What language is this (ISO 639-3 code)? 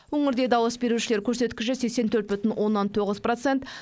kaz